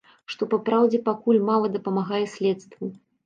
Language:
Belarusian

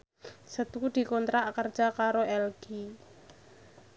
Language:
Javanese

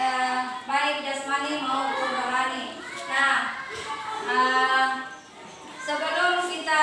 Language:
Indonesian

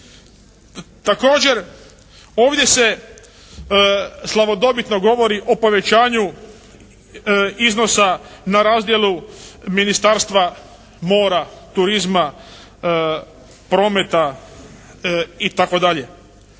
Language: Croatian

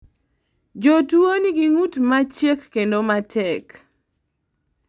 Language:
Luo (Kenya and Tanzania)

